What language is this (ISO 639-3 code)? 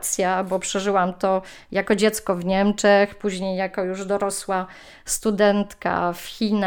pol